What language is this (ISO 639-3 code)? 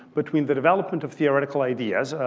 eng